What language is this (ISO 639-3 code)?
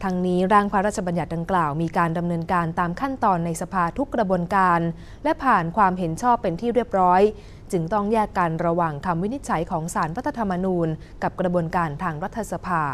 tha